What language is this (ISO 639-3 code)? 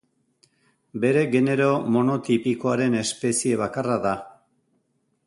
eus